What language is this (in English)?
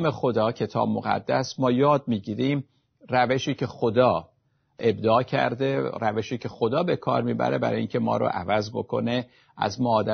Persian